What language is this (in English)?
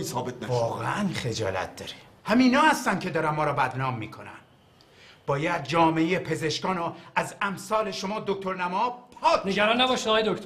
Persian